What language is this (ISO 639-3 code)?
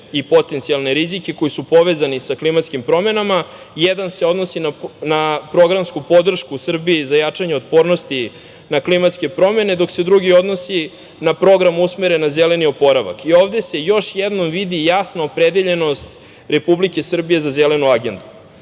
srp